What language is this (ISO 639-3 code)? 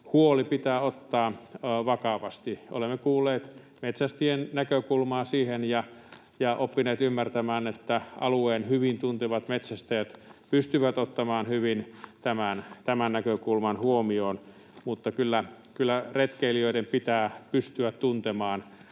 fin